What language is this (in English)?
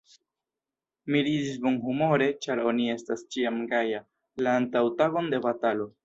Esperanto